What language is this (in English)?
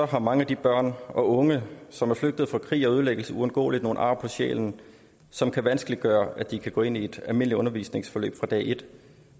Danish